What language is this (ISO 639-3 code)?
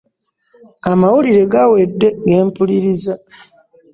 lug